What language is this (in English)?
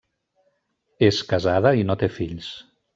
Catalan